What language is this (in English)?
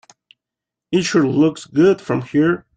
English